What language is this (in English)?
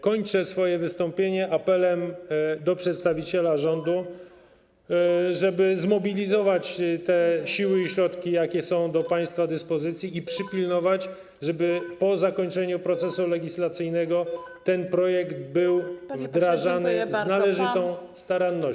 Polish